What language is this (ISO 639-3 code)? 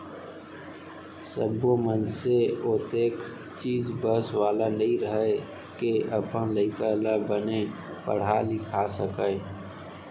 hne